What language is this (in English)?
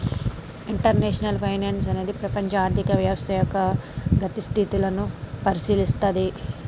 Telugu